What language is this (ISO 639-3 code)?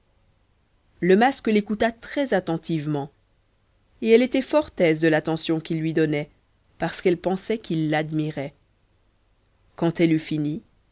fra